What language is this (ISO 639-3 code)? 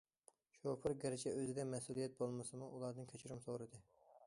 uig